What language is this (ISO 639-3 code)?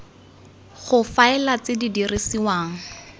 tsn